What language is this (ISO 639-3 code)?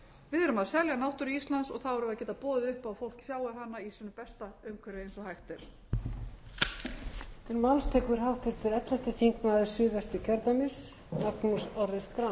isl